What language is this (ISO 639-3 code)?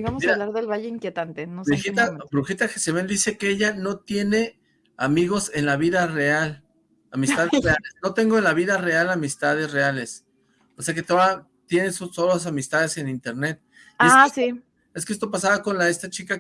spa